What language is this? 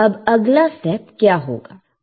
Hindi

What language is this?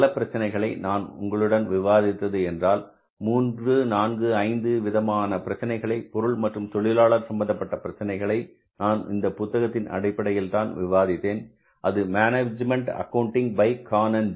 Tamil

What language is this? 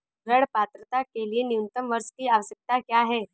Hindi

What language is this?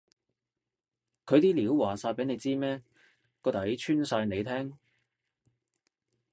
Cantonese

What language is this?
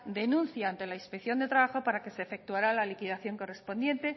Spanish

